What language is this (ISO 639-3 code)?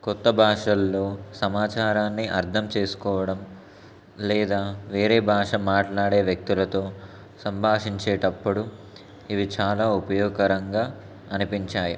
tel